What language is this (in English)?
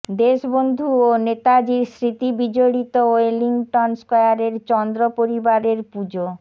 Bangla